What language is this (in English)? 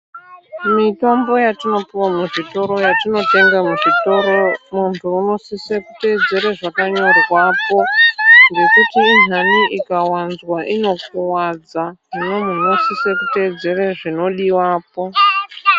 Ndau